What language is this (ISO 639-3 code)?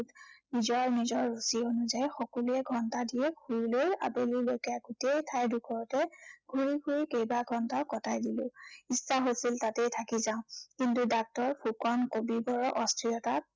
asm